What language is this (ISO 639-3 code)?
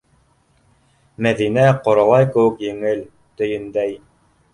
bak